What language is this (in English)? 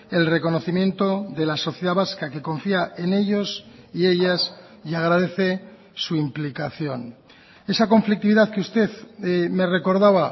Spanish